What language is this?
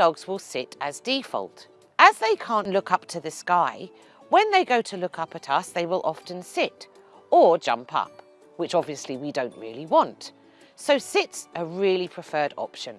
English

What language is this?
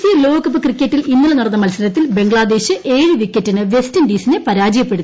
Malayalam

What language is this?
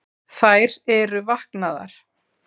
Icelandic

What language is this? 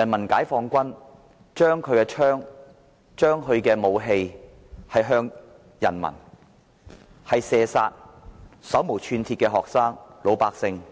Cantonese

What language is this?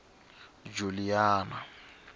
Tsonga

